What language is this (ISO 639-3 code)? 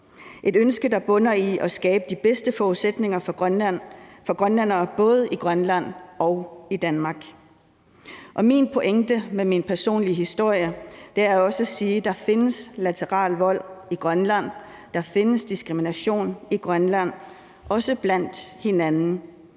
dan